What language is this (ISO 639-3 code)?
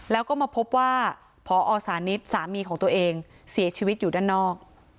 tha